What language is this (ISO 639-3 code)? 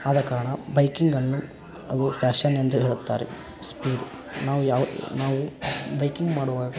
kan